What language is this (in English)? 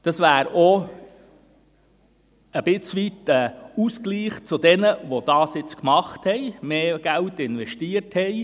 Swiss German